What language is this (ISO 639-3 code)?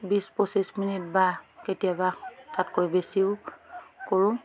asm